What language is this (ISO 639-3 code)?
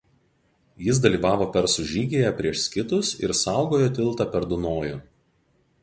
lit